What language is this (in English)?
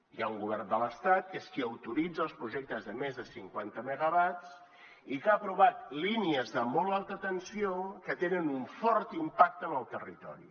Catalan